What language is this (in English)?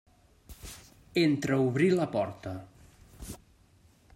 Catalan